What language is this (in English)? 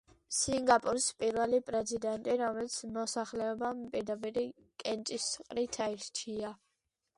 Georgian